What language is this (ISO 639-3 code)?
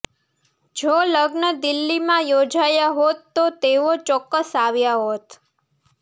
guj